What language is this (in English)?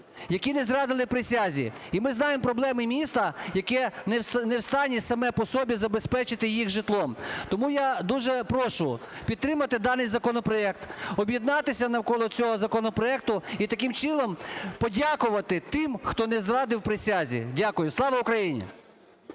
Ukrainian